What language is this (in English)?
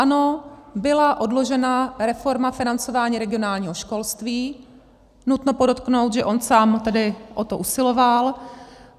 Czech